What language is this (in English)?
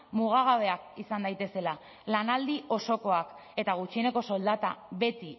Basque